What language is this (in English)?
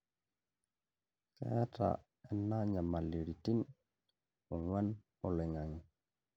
Masai